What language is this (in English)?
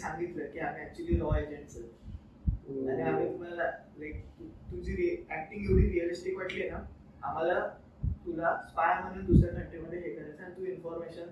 Marathi